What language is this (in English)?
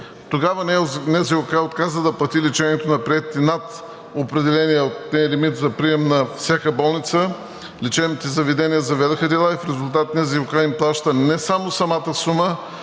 Bulgarian